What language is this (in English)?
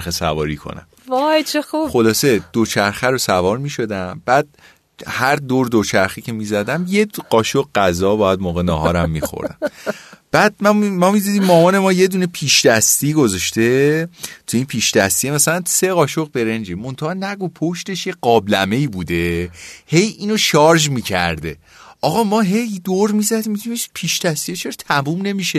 Persian